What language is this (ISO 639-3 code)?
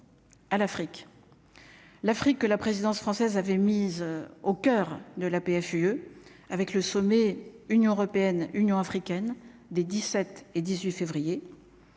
fra